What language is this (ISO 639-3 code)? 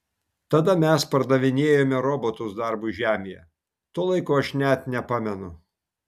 lit